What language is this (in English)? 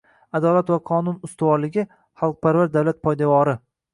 Uzbek